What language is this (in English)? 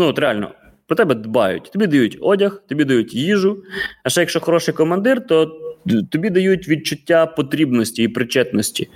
Ukrainian